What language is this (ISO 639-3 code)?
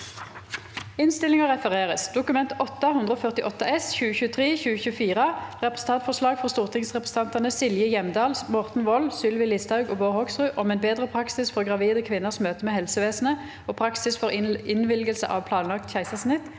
nor